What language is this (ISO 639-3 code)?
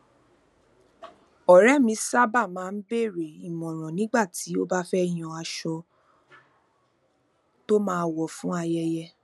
yor